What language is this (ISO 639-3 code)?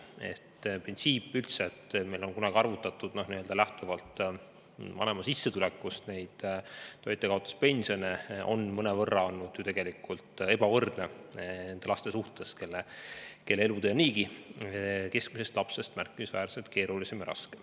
est